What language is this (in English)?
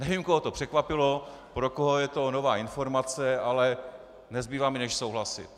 Czech